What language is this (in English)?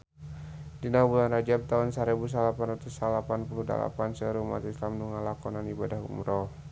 Sundanese